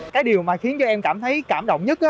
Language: Vietnamese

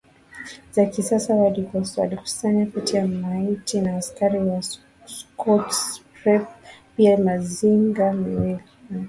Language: Swahili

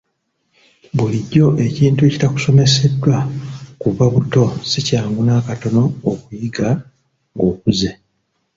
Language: Ganda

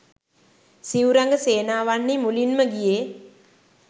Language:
Sinhala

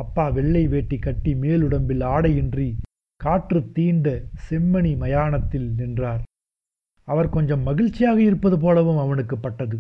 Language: Tamil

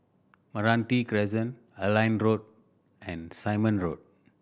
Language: English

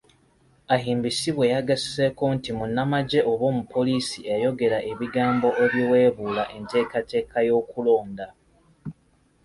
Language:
Ganda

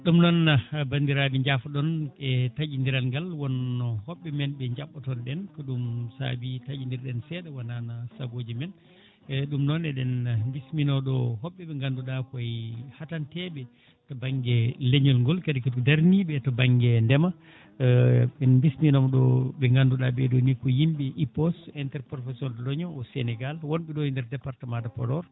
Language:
Fula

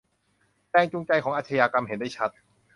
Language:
Thai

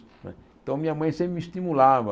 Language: Portuguese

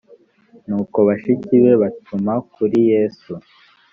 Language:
Kinyarwanda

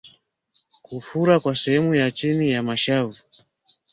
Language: Swahili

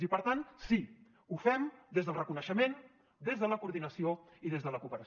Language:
Catalan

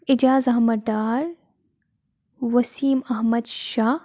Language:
Kashmiri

